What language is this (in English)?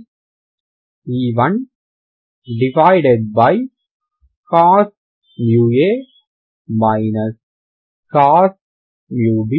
Telugu